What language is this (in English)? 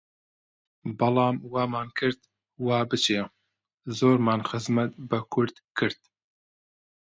Central Kurdish